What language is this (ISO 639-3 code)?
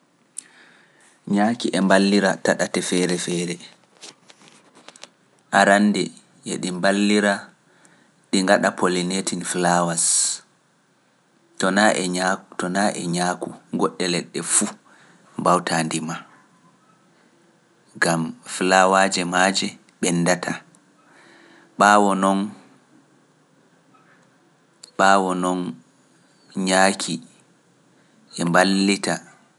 fuf